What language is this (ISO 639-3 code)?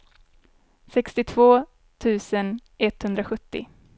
swe